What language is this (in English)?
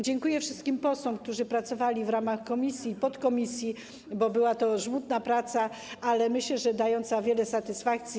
Polish